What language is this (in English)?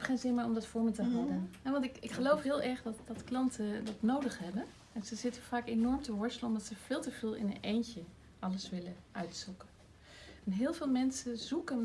Dutch